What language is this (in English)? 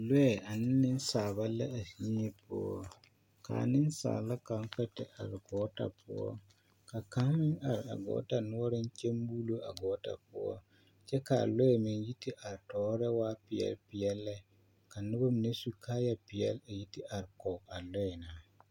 Southern Dagaare